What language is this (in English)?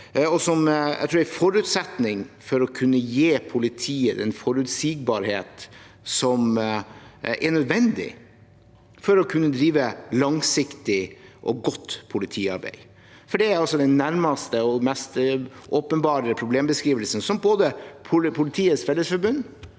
Norwegian